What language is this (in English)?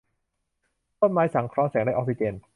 Thai